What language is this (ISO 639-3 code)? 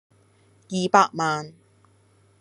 yue